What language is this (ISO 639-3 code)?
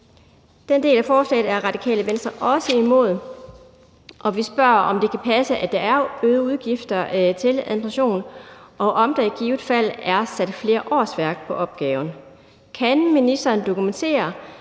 dan